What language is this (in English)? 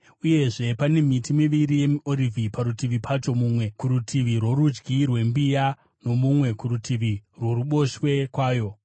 Shona